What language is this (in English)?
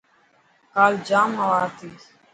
Dhatki